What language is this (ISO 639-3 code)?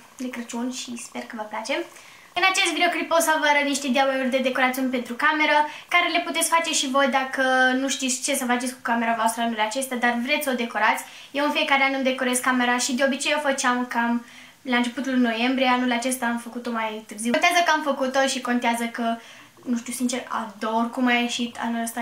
ron